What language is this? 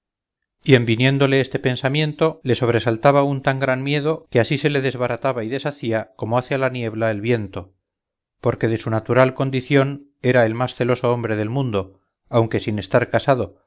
Spanish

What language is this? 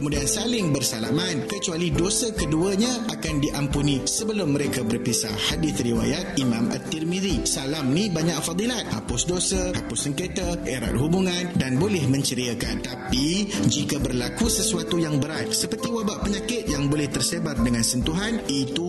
Malay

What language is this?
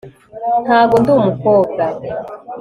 Kinyarwanda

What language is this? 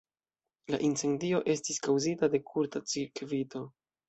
Esperanto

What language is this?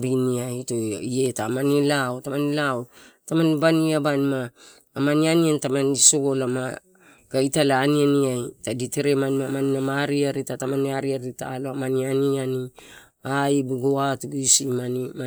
Torau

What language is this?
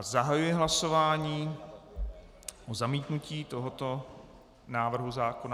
Czech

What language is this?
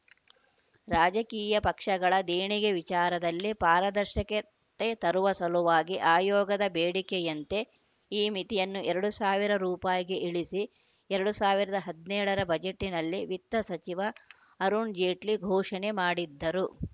Kannada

